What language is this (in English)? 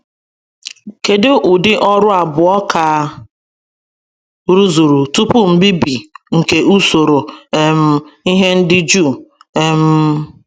Igbo